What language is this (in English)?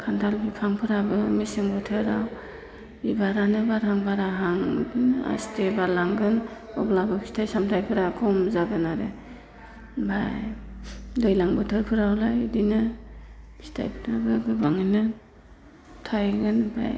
Bodo